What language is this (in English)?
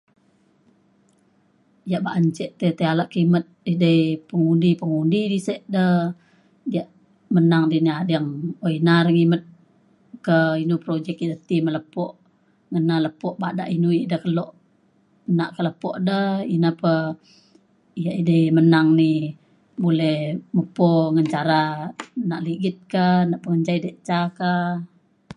Mainstream Kenyah